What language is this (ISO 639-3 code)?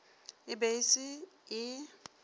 nso